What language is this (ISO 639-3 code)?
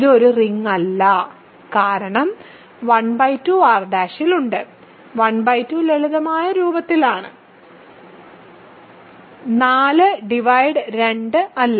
mal